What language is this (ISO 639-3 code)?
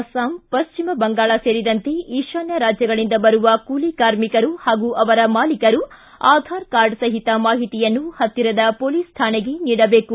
kan